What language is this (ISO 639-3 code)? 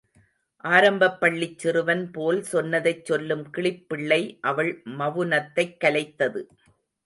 tam